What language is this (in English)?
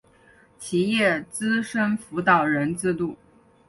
Chinese